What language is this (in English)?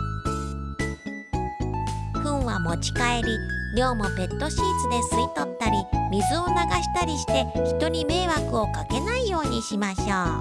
Japanese